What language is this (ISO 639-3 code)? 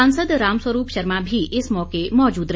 hin